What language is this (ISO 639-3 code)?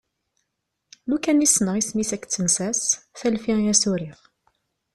kab